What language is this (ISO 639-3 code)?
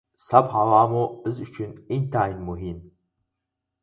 uig